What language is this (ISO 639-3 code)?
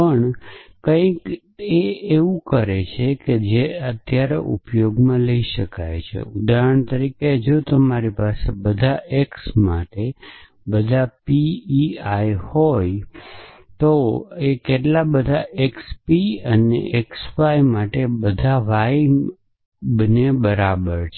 guj